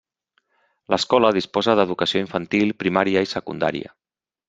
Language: Catalan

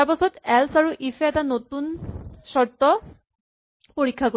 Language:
Assamese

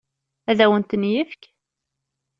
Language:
Kabyle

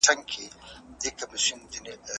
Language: Pashto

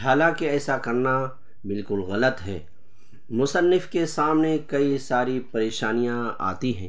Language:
Urdu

